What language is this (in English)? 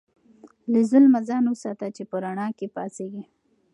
Pashto